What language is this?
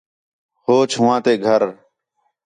Khetrani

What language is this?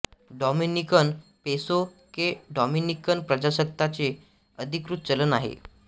Marathi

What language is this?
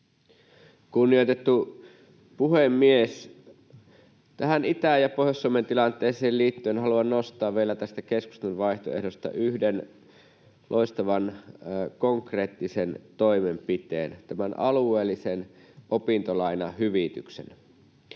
Finnish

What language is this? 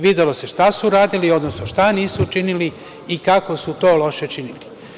Serbian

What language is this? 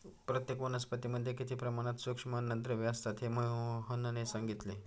Marathi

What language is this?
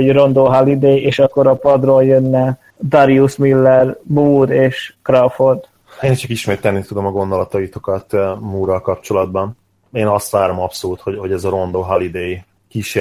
Hungarian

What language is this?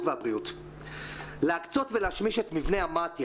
Hebrew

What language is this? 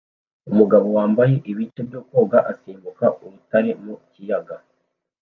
Kinyarwanda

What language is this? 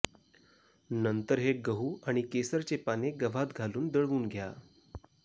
Marathi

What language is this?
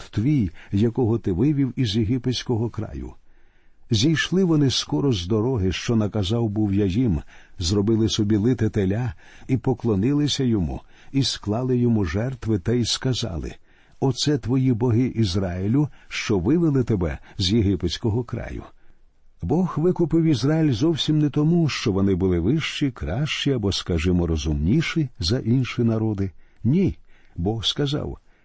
Ukrainian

